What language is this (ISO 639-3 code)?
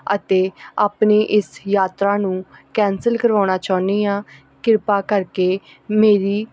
pan